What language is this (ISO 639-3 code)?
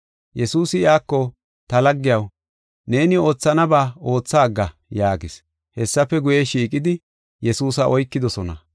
gof